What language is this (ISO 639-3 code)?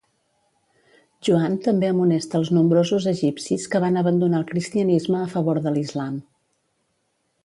cat